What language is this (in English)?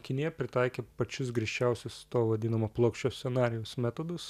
Lithuanian